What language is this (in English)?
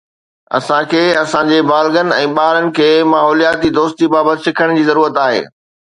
Sindhi